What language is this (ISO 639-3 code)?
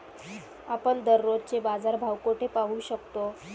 mar